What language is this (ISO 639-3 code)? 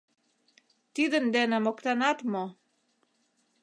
chm